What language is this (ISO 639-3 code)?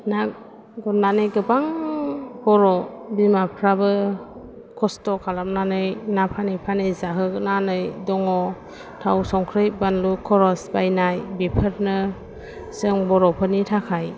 brx